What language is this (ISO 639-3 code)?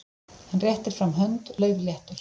isl